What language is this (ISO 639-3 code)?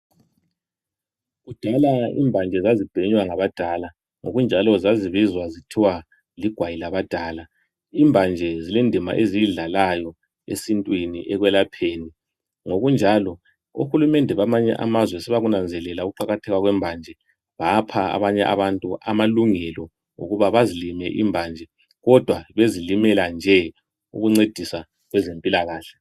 nde